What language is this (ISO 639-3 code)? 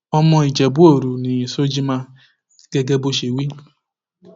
yor